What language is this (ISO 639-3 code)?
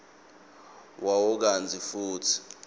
ssw